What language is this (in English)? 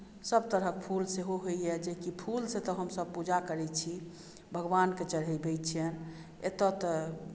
Maithili